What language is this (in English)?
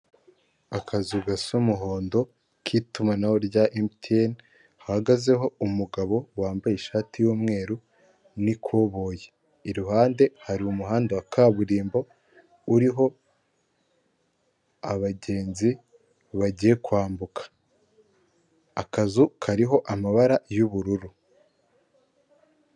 Kinyarwanda